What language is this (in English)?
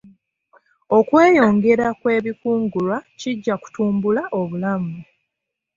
Ganda